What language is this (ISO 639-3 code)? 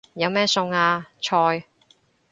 yue